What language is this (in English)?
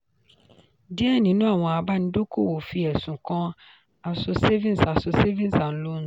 Yoruba